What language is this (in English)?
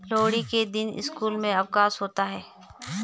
Hindi